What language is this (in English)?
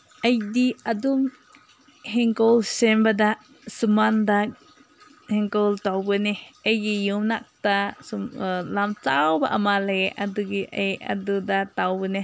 Manipuri